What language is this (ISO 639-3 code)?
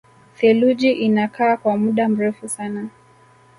swa